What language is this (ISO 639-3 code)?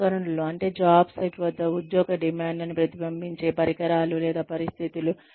tel